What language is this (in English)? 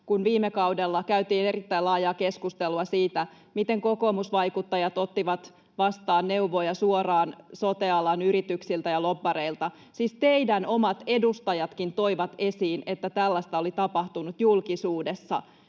Finnish